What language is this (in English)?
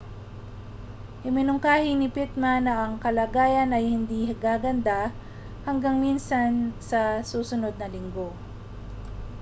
Filipino